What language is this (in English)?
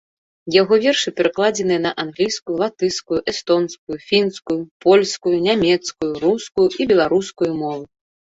Belarusian